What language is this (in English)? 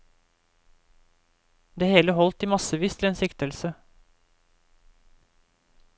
Norwegian